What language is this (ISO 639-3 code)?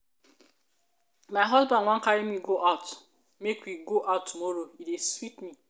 pcm